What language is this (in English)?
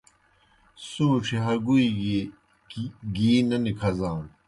Kohistani Shina